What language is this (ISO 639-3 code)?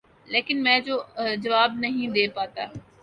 urd